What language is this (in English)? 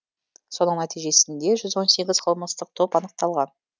Kazakh